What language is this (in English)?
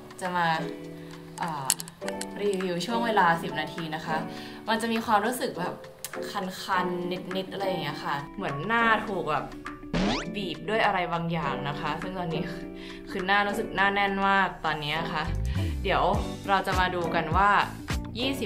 Thai